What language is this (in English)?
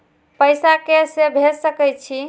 Maithili